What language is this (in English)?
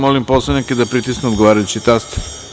Serbian